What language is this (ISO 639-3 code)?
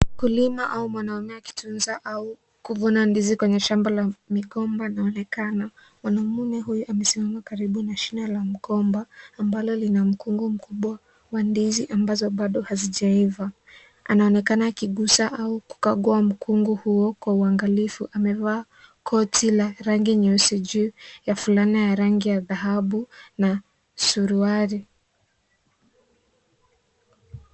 swa